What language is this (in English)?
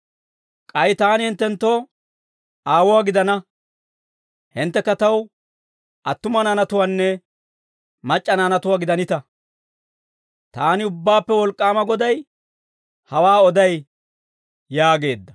Dawro